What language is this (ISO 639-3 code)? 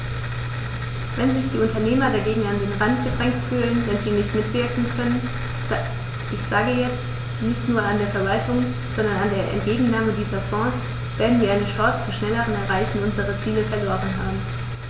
deu